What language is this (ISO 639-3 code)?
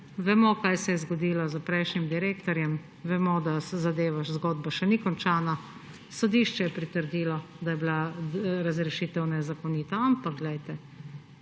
slv